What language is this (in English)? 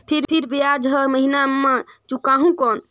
Chhattisgarhi